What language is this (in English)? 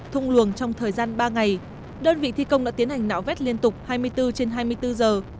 Vietnamese